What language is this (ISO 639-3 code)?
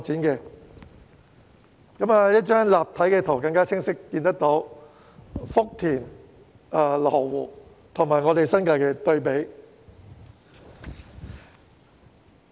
yue